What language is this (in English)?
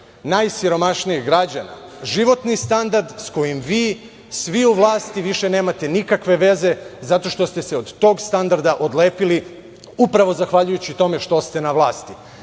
Serbian